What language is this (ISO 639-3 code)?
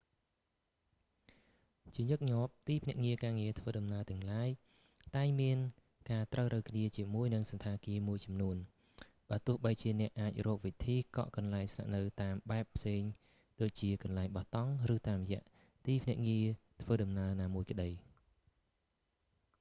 khm